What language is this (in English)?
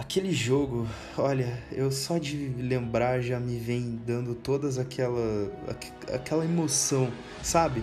Portuguese